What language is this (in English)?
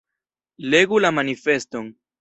Esperanto